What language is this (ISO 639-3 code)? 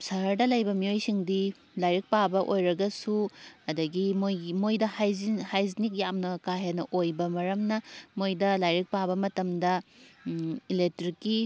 mni